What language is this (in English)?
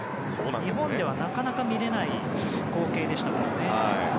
Japanese